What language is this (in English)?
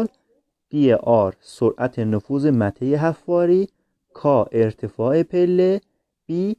Persian